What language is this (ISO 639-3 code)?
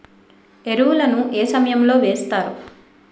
tel